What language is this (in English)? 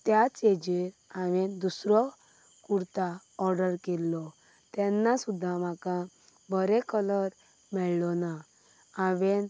Konkani